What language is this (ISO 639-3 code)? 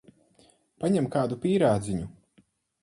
lav